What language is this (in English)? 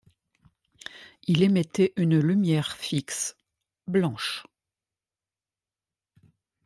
French